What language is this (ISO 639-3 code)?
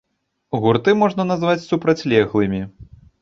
bel